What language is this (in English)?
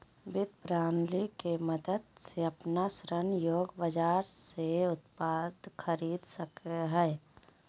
Magahi